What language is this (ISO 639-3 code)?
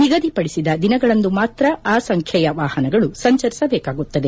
kan